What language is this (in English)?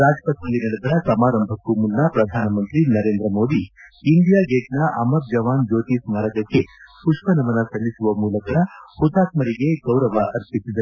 Kannada